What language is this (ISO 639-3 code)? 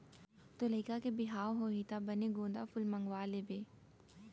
hne